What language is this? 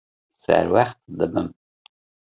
Kurdish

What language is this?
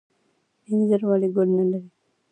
Pashto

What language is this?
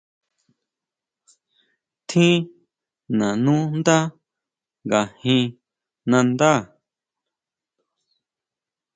Huautla Mazatec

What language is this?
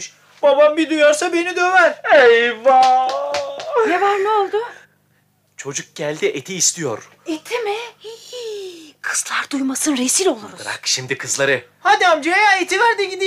Turkish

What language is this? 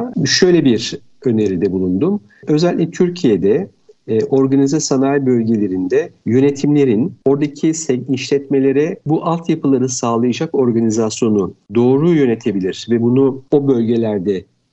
Turkish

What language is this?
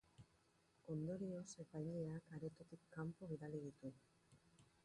Basque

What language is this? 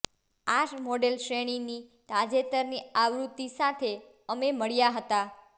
Gujarati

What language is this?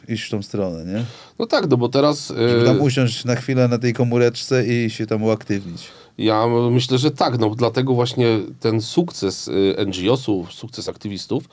Polish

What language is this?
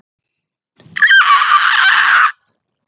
Icelandic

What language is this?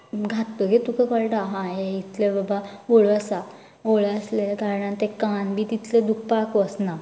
Konkani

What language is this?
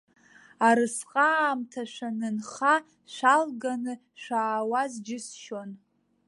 Abkhazian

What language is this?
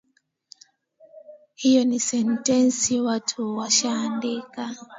Swahili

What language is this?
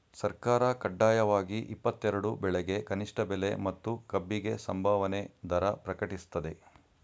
Kannada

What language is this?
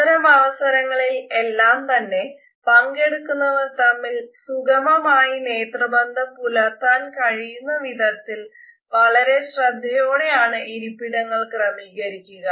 Malayalam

